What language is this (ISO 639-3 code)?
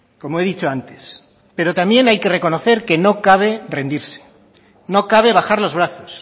spa